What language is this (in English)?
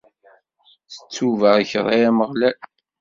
Kabyle